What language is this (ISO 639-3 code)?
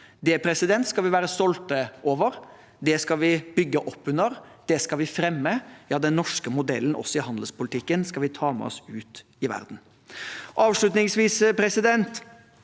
nor